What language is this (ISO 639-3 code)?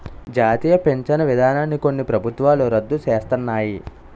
tel